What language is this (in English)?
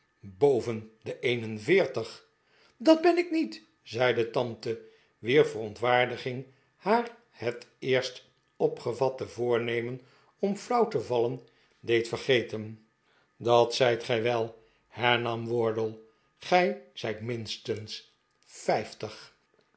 Dutch